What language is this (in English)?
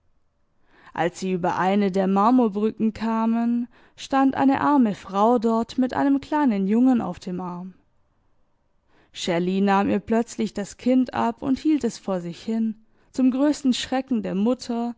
German